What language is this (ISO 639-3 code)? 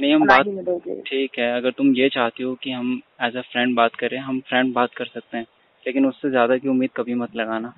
hin